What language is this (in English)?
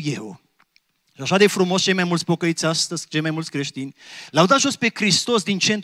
Romanian